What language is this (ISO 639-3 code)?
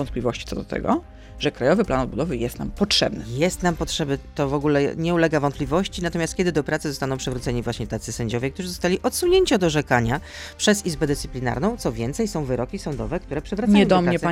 pol